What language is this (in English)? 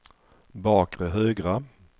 Swedish